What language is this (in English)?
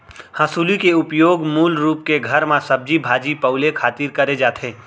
Chhattisgarhi